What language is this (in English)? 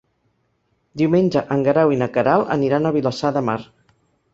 Catalan